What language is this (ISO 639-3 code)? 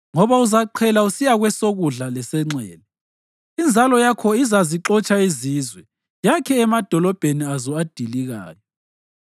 nde